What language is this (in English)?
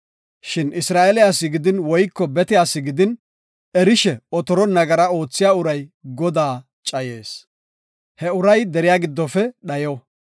Gofa